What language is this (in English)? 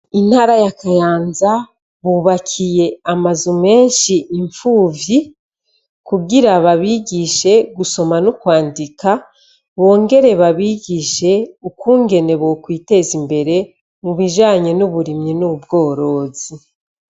Rundi